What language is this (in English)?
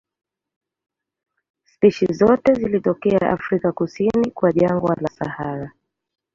Swahili